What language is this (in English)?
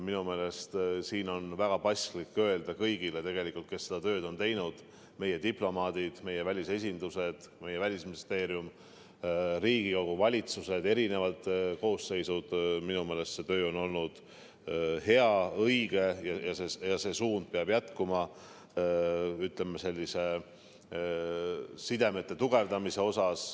Estonian